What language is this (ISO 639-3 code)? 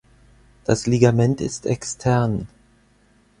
deu